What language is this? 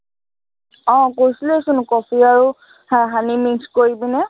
Assamese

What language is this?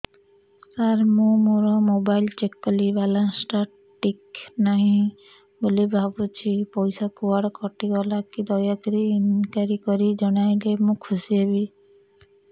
Odia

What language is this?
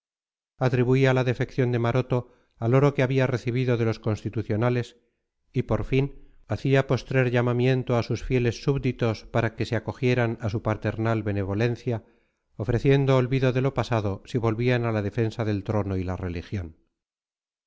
Spanish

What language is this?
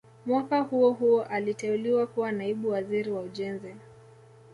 Swahili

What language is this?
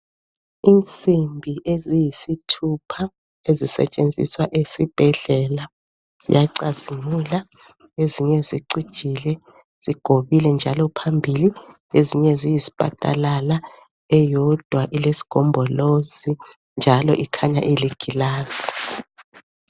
North Ndebele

